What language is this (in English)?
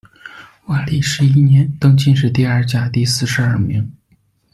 Chinese